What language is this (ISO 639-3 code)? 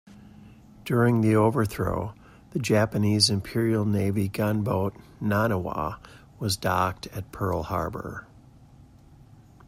eng